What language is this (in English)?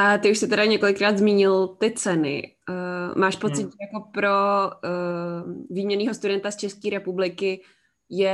Czech